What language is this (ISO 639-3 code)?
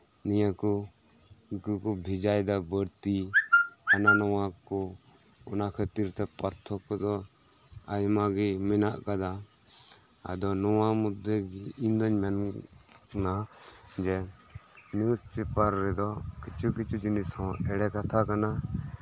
sat